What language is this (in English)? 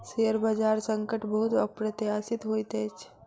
Maithili